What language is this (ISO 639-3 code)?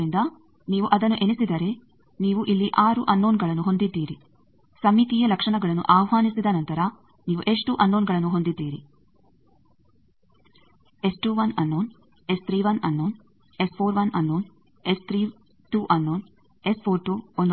kan